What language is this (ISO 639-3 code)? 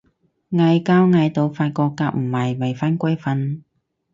yue